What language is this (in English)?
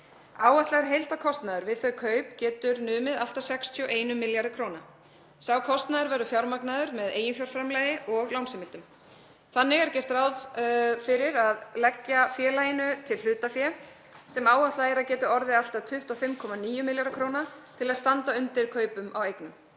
Icelandic